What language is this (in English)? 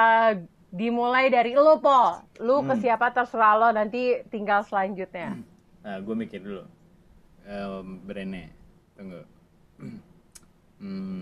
Indonesian